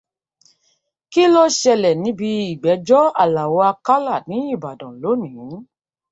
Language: Yoruba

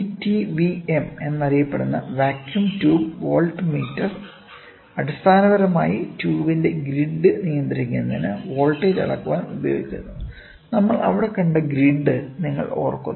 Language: Malayalam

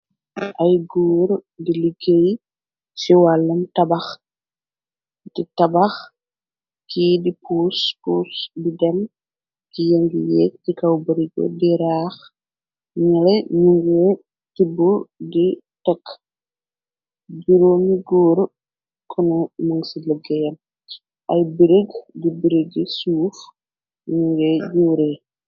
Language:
Wolof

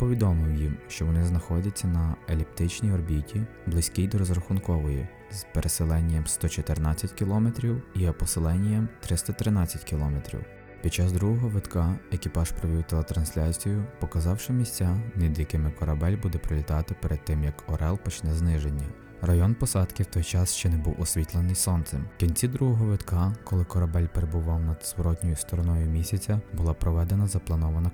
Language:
Ukrainian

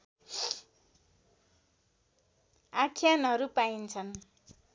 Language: Nepali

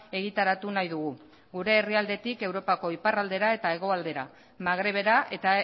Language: Basque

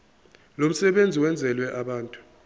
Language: Zulu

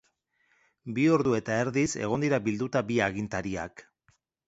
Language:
Basque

